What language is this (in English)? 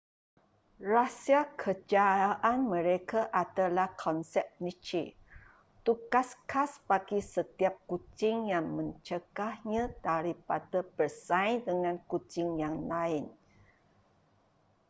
Malay